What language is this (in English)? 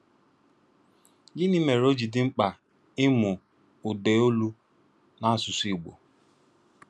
Igbo